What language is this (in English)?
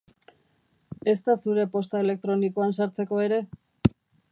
Basque